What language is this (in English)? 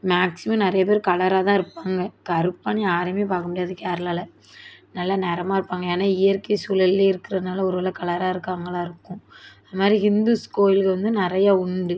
Tamil